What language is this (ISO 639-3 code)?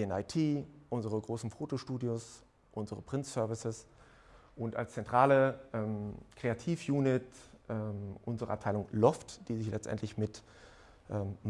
deu